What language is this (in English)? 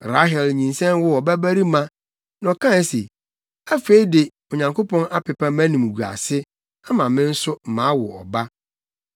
Akan